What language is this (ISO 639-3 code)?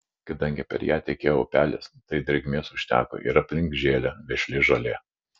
lit